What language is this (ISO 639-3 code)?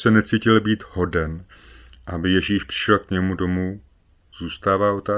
ces